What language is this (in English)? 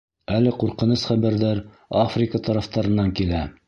Bashkir